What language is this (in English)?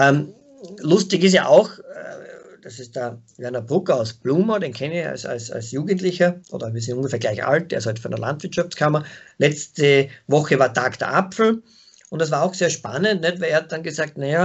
German